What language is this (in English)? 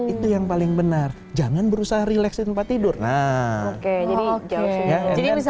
Indonesian